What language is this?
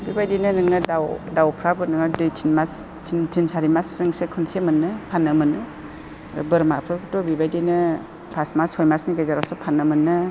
Bodo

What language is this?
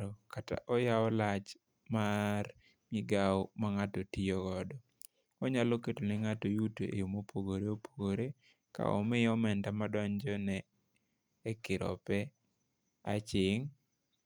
Luo (Kenya and Tanzania)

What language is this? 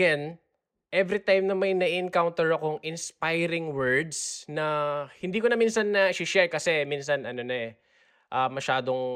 Filipino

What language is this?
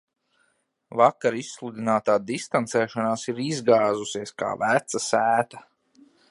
Latvian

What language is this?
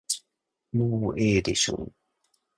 Japanese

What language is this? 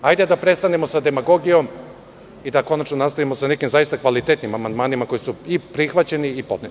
Serbian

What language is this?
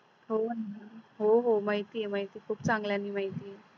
Marathi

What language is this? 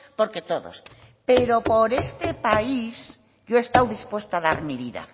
Spanish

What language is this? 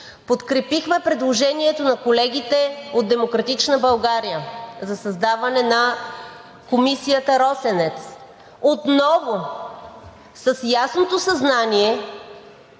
Bulgarian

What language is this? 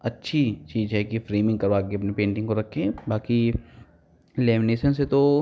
Hindi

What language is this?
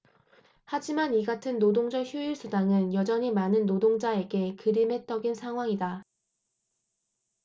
Korean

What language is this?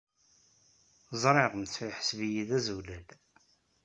Kabyle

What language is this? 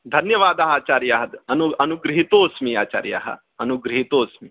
Sanskrit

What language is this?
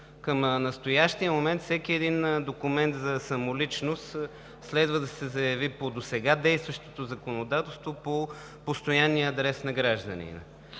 Bulgarian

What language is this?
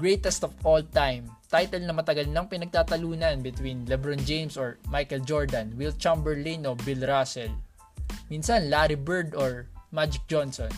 Filipino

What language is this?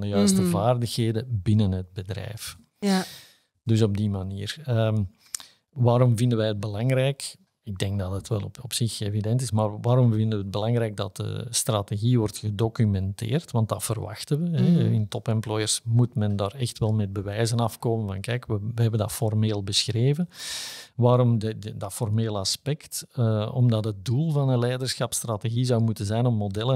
Dutch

